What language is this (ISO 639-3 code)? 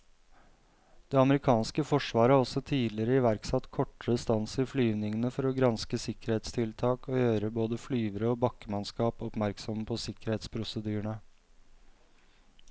nor